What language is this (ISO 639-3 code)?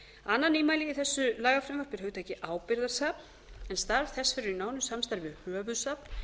isl